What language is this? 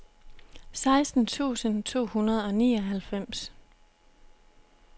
Danish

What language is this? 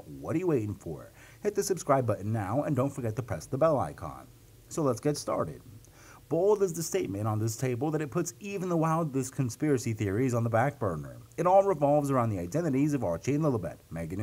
English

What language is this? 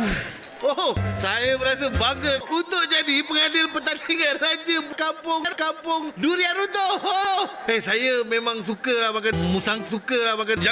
Malay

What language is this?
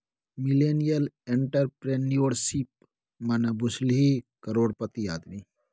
Maithili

